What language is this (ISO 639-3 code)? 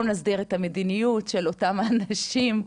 heb